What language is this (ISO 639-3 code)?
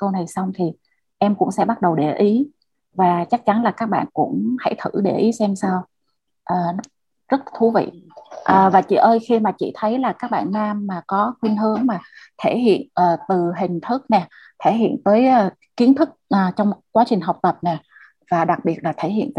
vie